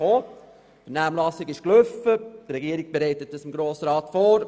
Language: Swiss German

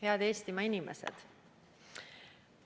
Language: Estonian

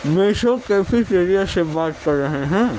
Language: Urdu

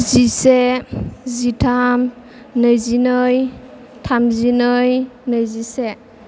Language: Bodo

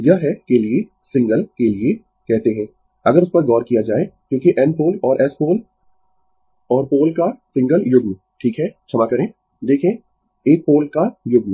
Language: Hindi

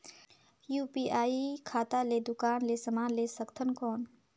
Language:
Chhattisgarhi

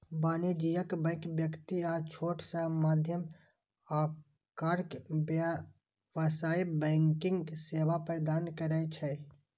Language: Maithili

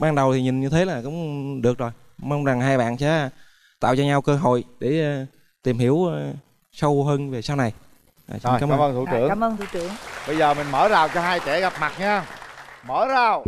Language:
Vietnamese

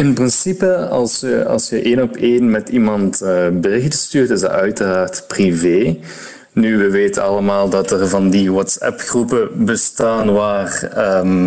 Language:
Dutch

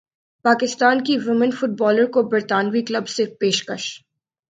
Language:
Urdu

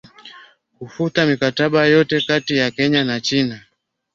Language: Swahili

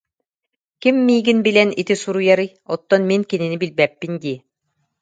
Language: Yakut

